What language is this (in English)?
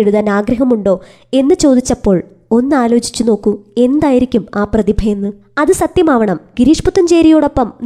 Malayalam